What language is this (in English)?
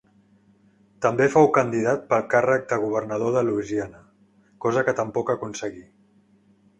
Catalan